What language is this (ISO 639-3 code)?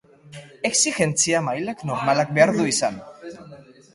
eus